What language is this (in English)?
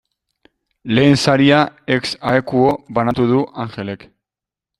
Basque